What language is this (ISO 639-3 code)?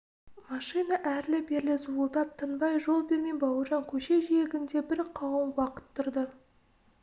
kaz